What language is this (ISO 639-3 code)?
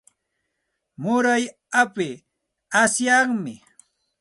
qxt